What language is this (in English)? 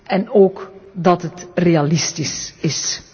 Dutch